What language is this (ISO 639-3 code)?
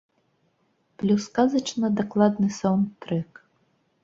bel